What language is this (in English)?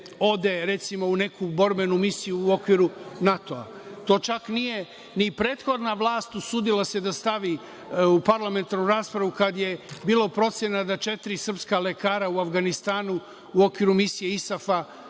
Serbian